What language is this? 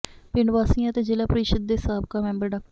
Punjabi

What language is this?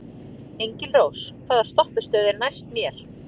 Icelandic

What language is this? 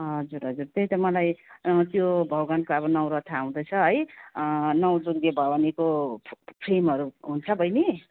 Nepali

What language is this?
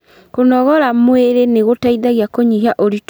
Kikuyu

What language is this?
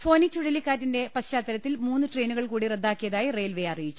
Malayalam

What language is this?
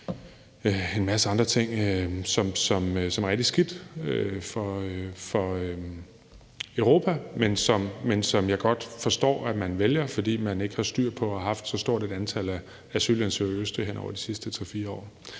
Danish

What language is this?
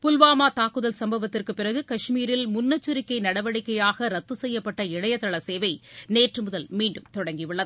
Tamil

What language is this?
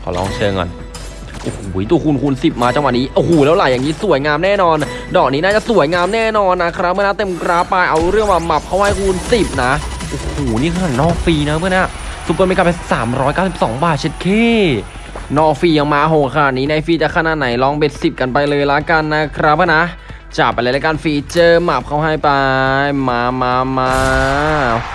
Thai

